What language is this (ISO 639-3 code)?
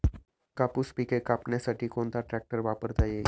mar